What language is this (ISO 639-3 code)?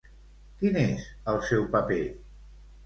cat